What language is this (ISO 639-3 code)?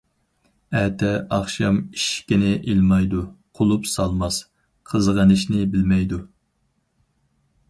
uig